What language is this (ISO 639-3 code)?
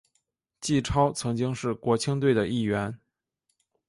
zho